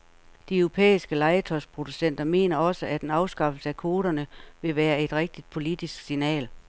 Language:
Danish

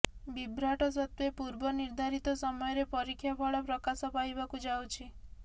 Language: Odia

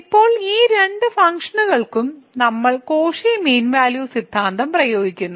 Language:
Malayalam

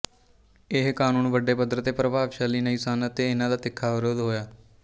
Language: Punjabi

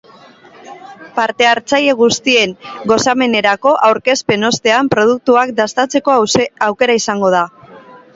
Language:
Basque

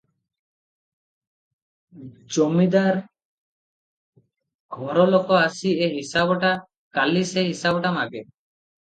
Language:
Odia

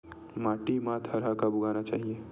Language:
Chhattisgarhi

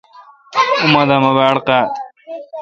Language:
Kalkoti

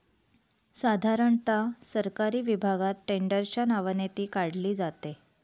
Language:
Marathi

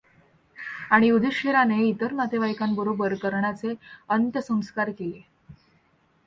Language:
Marathi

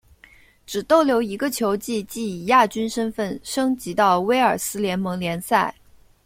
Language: Chinese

